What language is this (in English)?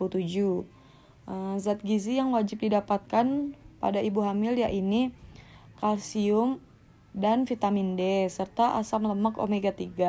Indonesian